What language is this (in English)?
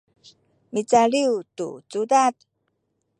Sakizaya